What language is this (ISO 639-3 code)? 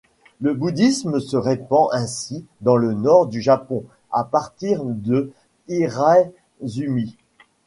fra